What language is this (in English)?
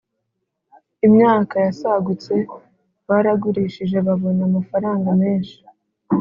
Kinyarwanda